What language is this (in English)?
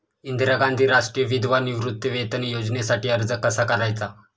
Marathi